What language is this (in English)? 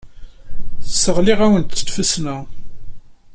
Kabyle